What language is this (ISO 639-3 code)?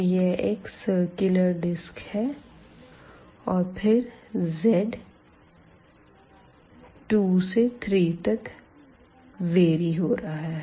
hin